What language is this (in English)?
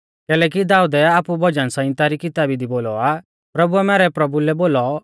Mahasu Pahari